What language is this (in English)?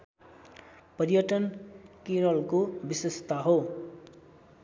Nepali